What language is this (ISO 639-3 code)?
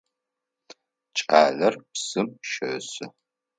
ady